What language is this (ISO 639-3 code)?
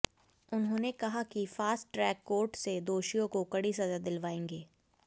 hin